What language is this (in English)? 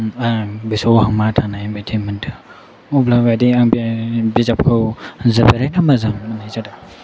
Bodo